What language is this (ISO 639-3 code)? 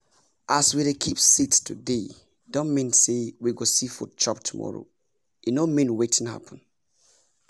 pcm